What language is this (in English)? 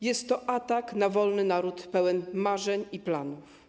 Polish